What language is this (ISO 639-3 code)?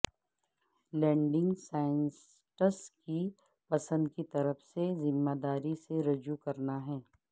urd